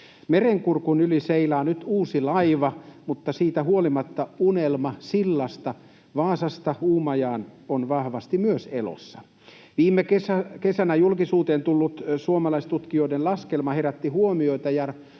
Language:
Finnish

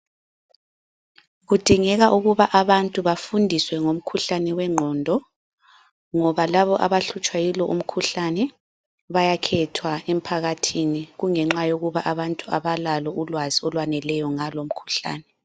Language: North Ndebele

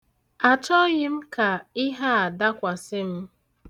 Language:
Igbo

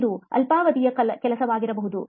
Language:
Kannada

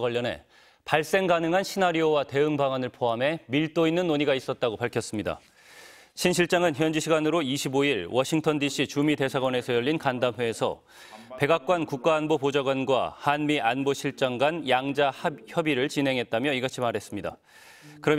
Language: Korean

